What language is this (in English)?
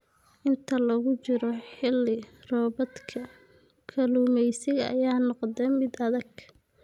Somali